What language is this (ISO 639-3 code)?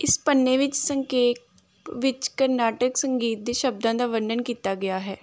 pan